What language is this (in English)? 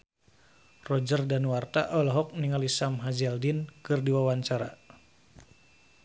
Sundanese